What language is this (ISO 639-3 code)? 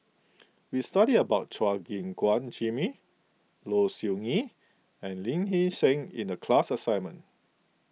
eng